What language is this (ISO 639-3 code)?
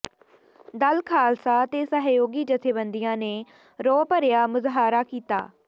pan